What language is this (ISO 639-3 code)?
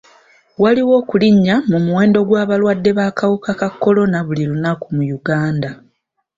lug